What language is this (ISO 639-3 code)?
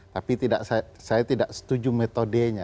ind